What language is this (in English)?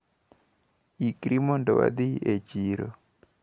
Luo (Kenya and Tanzania)